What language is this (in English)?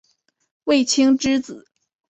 Chinese